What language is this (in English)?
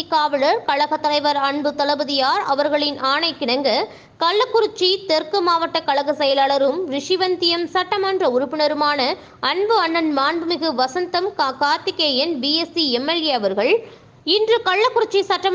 Tamil